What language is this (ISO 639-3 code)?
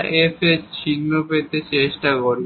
ben